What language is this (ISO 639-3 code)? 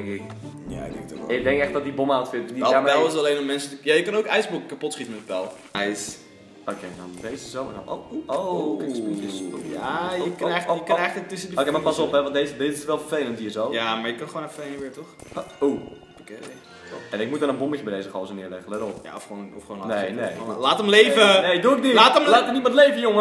nld